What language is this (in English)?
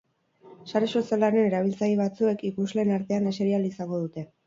Basque